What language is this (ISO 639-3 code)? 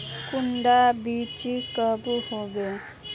mag